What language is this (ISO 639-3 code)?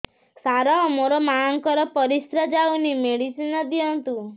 ori